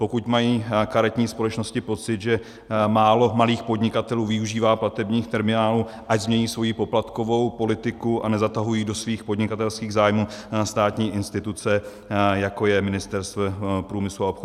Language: Czech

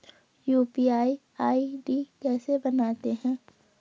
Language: Hindi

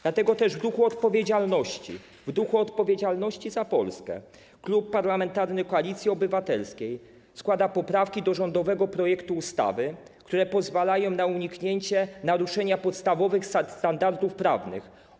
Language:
Polish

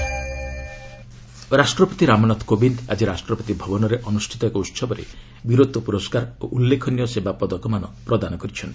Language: Odia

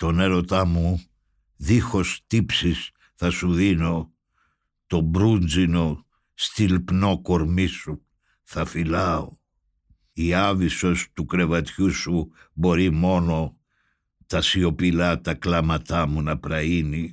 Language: Greek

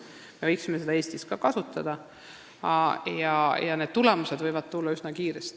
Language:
Estonian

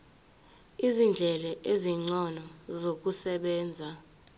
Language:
Zulu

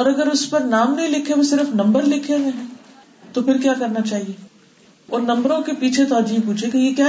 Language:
Urdu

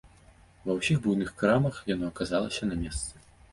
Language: Belarusian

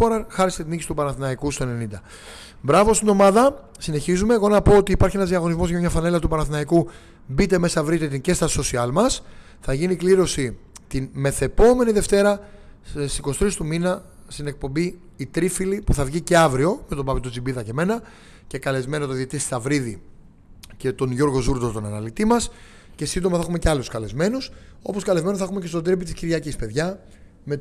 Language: Greek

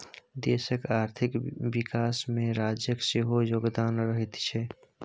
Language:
Maithili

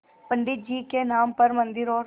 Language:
Hindi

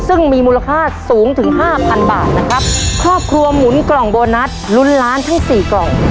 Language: Thai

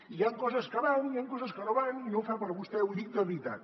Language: Catalan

